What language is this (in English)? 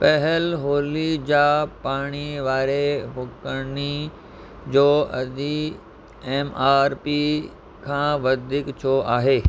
Sindhi